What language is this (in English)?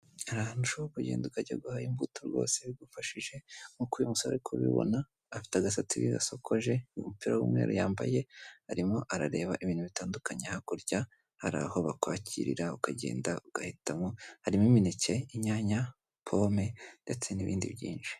Kinyarwanda